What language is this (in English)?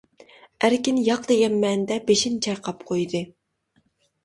Uyghur